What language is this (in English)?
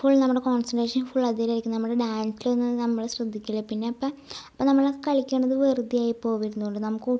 Malayalam